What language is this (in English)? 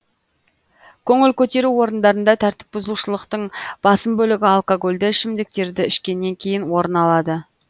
Kazakh